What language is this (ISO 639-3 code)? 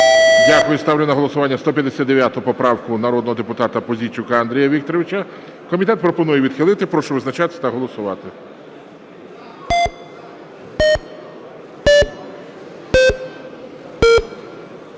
ukr